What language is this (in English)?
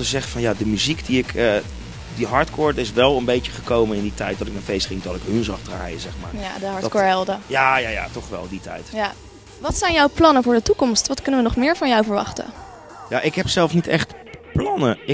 Dutch